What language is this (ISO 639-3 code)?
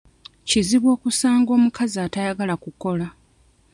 lug